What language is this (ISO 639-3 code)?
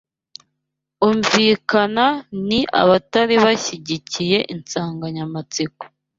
kin